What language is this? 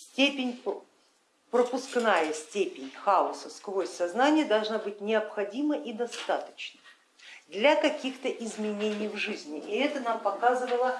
Russian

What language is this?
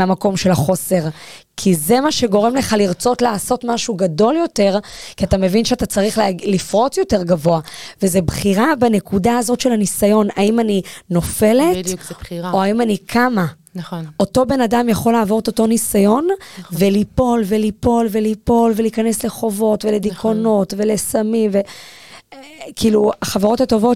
Hebrew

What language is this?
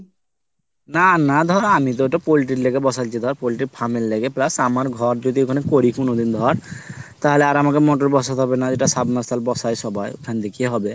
Bangla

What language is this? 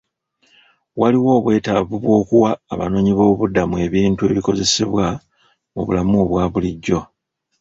Ganda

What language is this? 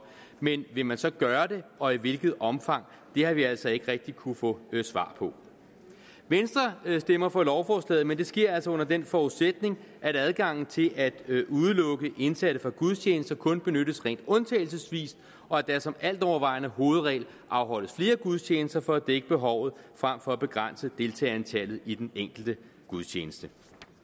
Danish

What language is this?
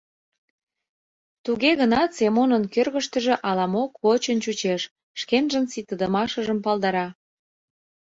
Mari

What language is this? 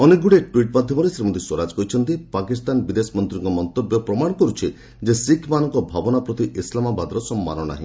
Odia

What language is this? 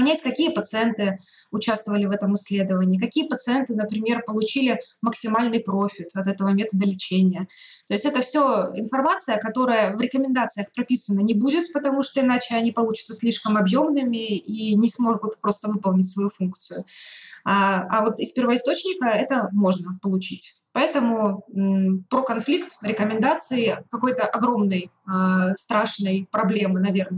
Russian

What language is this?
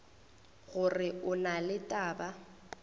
Northern Sotho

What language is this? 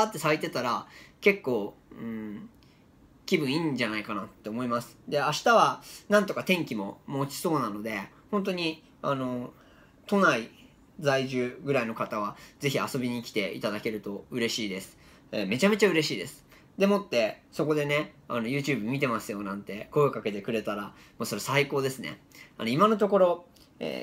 Japanese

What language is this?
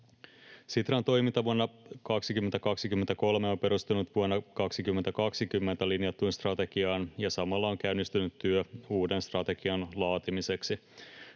Finnish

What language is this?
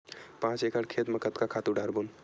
Chhattisgarhi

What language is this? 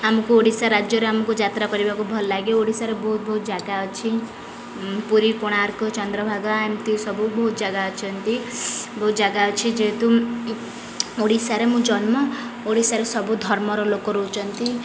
Odia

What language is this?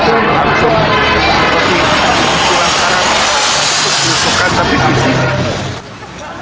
Indonesian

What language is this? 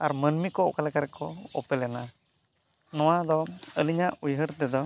Santali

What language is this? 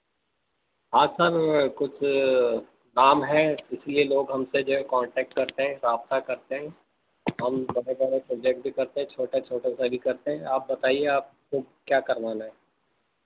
Urdu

